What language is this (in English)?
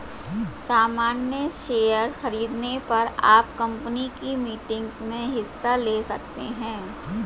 Hindi